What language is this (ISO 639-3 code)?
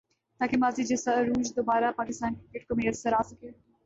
urd